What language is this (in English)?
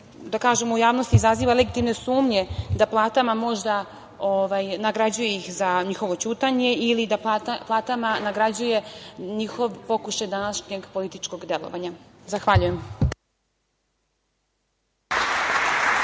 Serbian